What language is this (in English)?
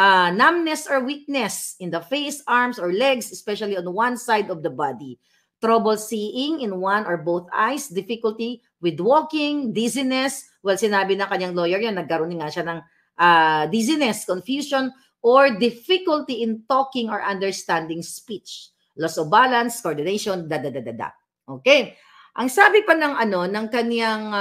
Filipino